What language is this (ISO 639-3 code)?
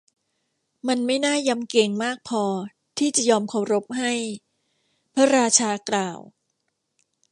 tha